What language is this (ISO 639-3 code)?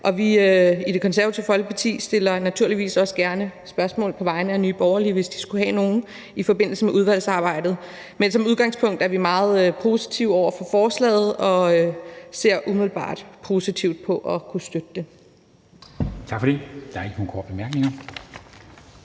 dan